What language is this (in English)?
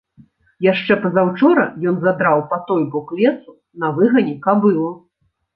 Belarusian